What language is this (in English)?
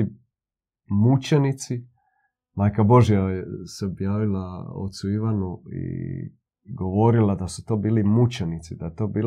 Croatian